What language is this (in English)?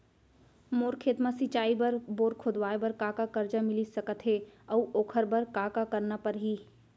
Chhattisgarhi